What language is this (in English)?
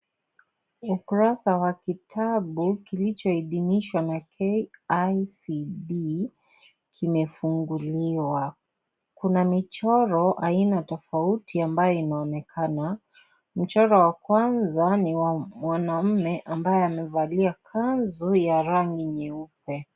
Swahili